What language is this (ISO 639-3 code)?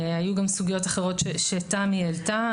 heb